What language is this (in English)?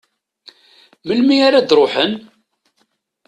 Kabyle